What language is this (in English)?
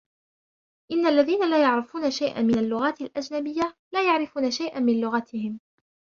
Arabic